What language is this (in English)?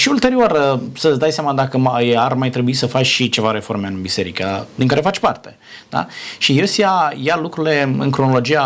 Romanian